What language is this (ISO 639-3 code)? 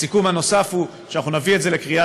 heb